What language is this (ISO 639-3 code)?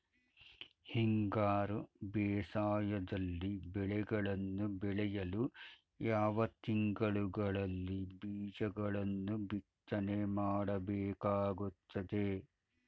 kan